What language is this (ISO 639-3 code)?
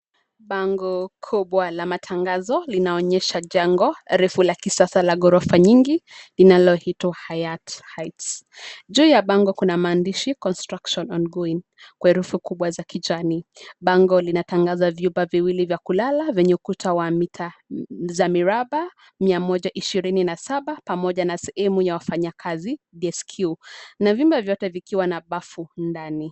swa